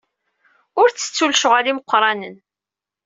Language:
Kabyle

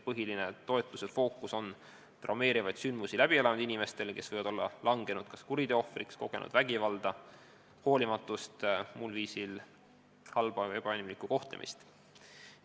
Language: Estonian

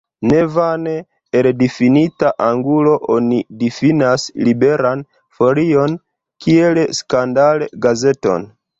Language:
Esperanto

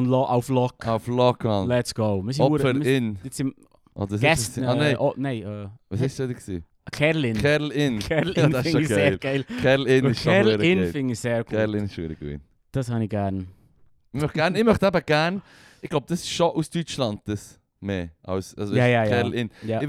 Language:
German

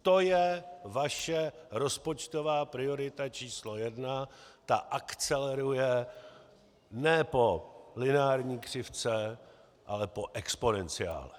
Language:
Czech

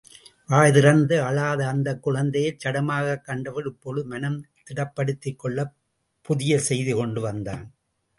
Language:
Tamil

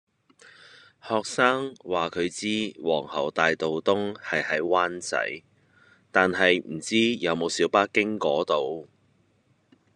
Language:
Cantonese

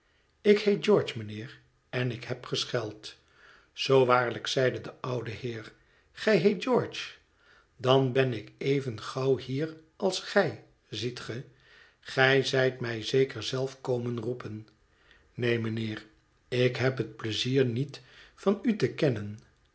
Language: Dutch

